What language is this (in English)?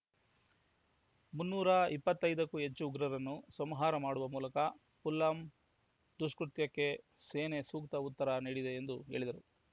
Kannada